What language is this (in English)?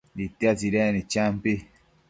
Matsés